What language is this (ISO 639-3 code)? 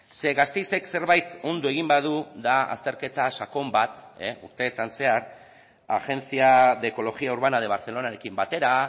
eus